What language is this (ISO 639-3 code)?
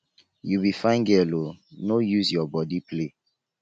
pcm